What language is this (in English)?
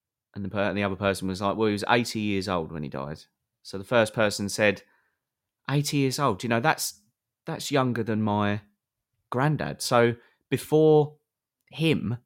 English